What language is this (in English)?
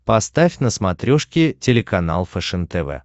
Russian